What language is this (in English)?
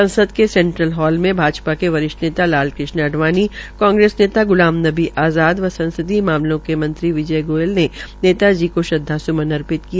Hindi